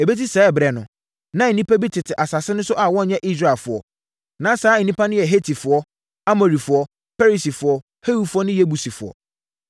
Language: Akan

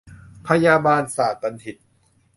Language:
Thai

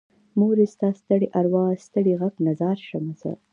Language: Pashto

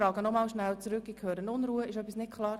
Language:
Swiss German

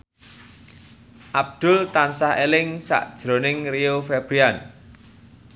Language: Javanese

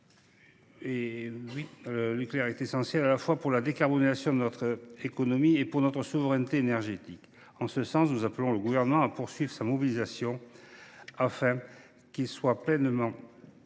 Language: French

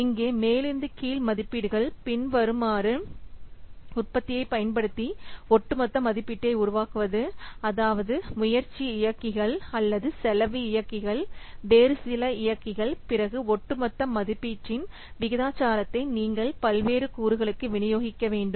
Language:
Tamil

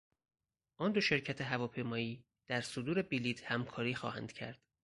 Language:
Persian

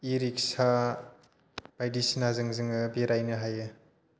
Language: Bodo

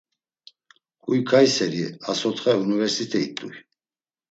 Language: Laz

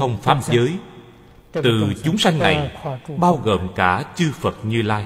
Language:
Vietnamese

